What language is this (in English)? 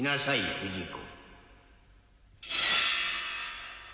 Japanese